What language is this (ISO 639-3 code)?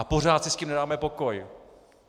ces